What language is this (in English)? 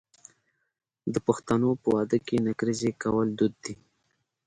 Pashto